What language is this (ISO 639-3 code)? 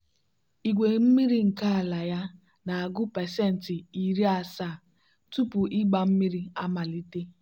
ibo